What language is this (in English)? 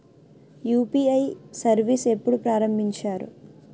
Telugu